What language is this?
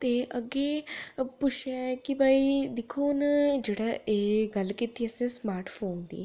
Dogri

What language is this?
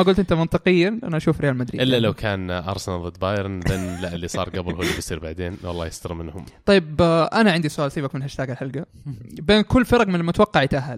Arabic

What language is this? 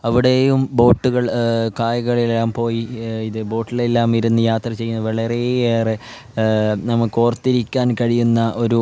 Malayalam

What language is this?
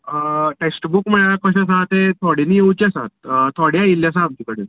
Konkani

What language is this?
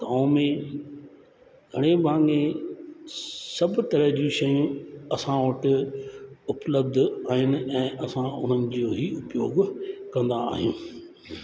Sindhi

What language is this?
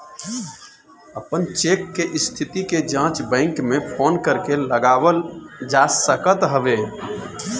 Bhojpuri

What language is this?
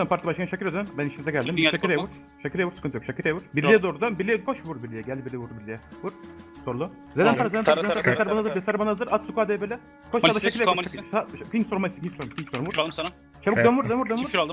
Turkish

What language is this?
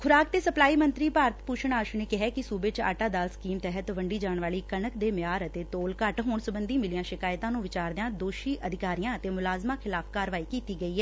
Punjabi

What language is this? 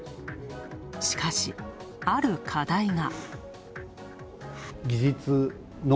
Japanese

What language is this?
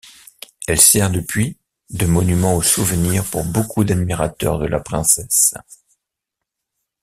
French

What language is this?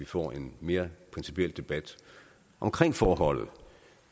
Danish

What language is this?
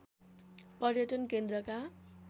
Nepali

